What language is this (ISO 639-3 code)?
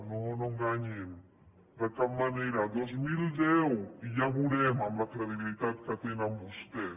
cat